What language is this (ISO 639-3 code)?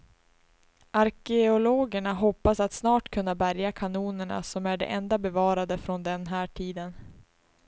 swe